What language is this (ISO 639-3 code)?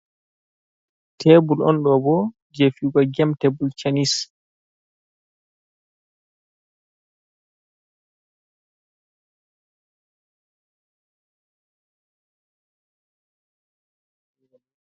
ful